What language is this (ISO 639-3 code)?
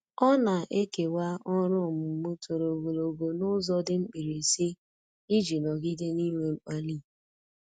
ibo